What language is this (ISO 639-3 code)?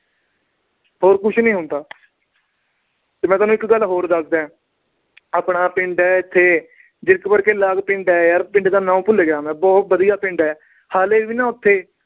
pan